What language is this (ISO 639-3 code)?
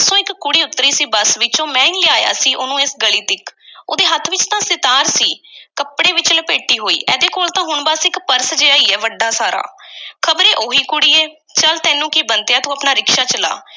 pan